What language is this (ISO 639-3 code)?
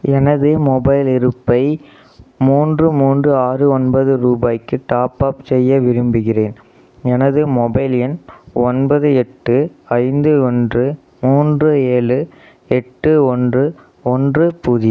tam